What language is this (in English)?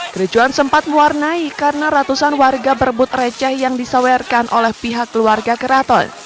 Indonesian